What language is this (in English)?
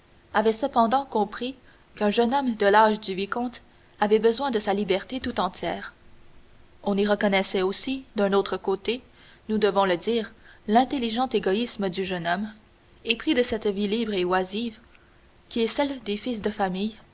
French